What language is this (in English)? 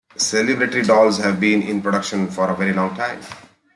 English